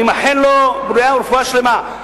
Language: Hebrew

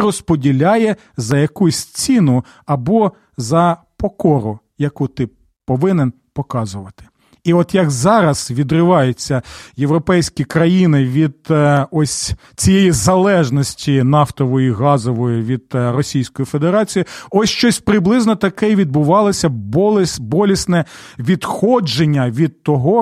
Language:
Ukrainian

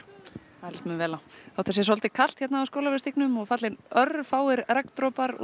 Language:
Icelandic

